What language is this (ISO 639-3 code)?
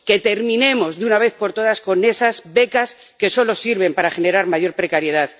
spa